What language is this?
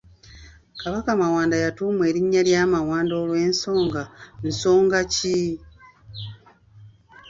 Ganda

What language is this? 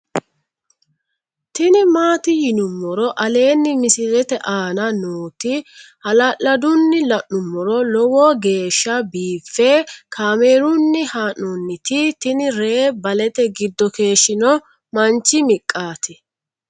Sidamo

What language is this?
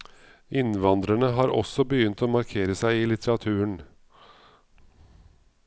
Norwegian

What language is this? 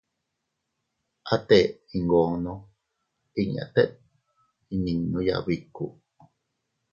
Teutila Cuicatec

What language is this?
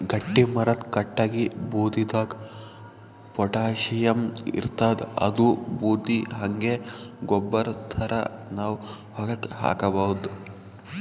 Kannada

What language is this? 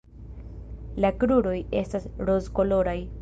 Esperanto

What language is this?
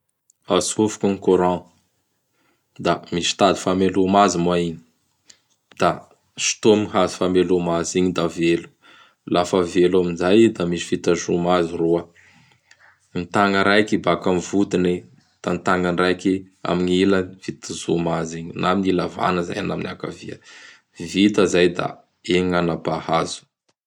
Bara Malagasy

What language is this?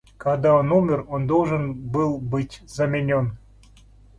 Russian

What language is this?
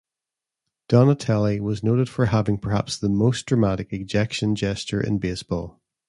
English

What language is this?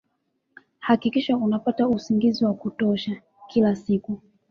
Swahili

